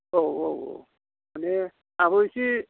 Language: Bodo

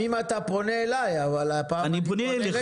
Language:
Hebrew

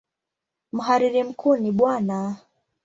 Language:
Swahili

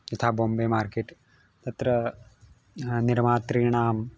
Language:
Sanskrit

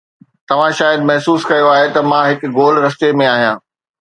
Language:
Sindhi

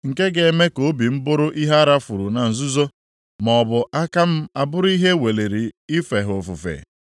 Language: Igbo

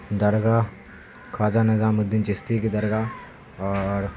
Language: Urdu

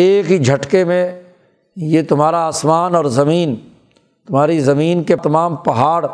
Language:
Urdu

